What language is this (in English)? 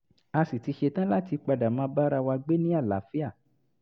Yoruba